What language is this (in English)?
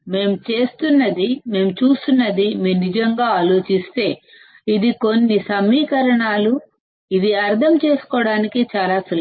Telugu